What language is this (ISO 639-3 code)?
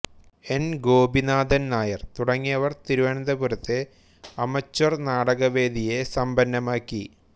mal